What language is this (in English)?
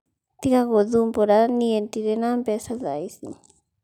Kikuyu